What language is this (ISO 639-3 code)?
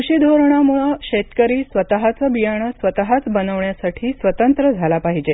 mar